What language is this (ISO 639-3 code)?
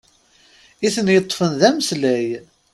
kab